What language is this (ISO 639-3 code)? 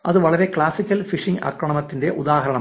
mal